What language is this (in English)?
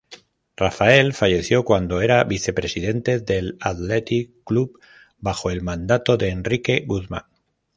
Spanish